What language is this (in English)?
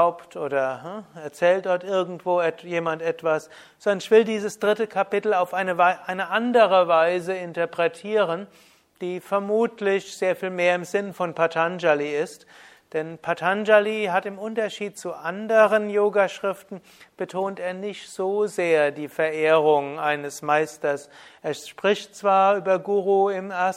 German